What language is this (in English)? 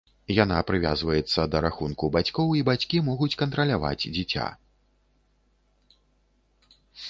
Belarusian